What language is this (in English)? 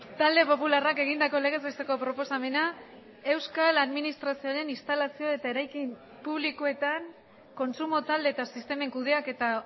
Basque